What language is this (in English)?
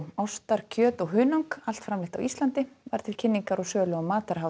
Icelandic